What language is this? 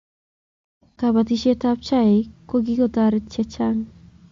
Kalenjin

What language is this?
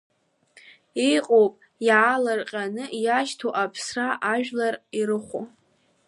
Abkhazian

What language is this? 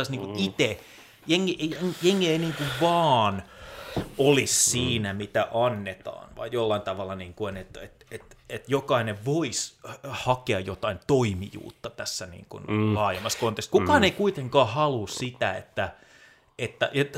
Finnish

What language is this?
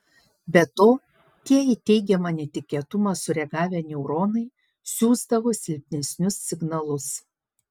Lithuanian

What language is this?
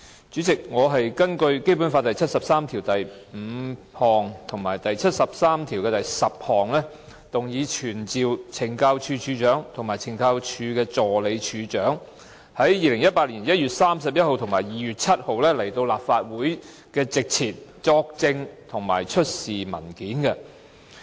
Cantonese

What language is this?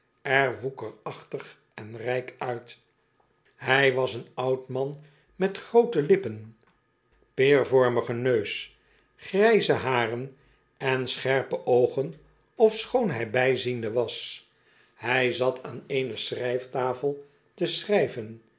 Dutch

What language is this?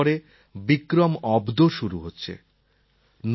Bangla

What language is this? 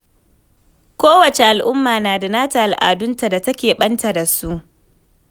Hausa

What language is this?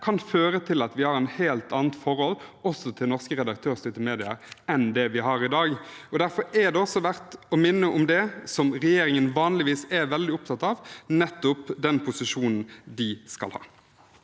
Norwegian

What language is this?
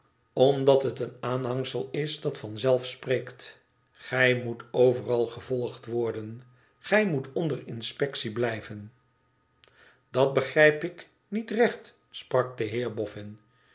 Dutch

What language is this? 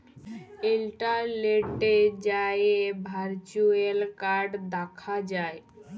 Bangla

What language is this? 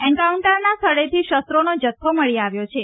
Gujarati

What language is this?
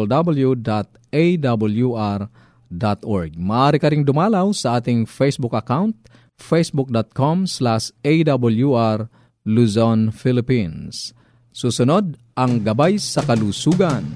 Filipino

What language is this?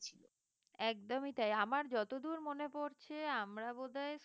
Bangla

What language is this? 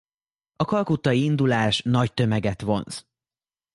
Hungarian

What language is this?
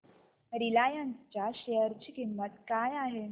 Marathi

